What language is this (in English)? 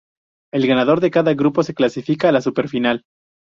Spanish